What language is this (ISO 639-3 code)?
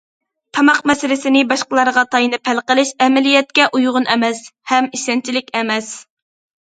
uig